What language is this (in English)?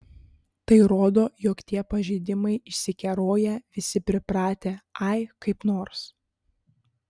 Lithuanian